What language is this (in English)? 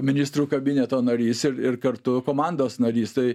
Lithuanian